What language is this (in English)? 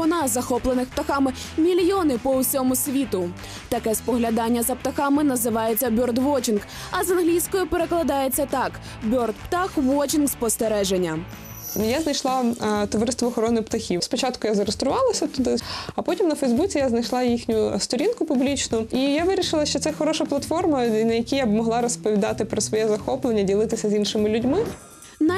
Ukrainian